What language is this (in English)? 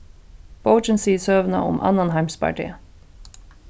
Faroese